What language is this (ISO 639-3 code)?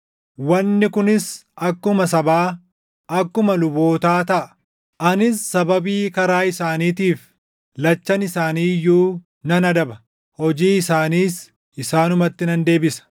orm